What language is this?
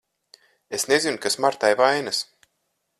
Latvian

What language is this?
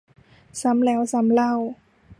Thai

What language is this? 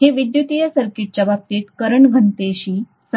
Marathi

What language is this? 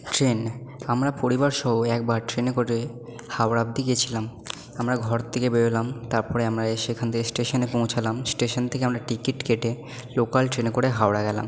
Bangla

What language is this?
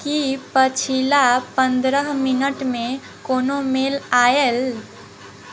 Maithili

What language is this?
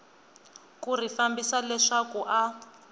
Tsonga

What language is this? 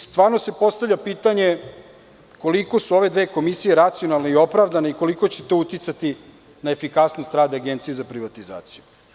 Serbian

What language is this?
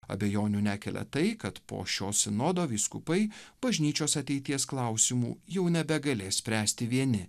Lithuanian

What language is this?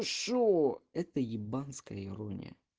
Russian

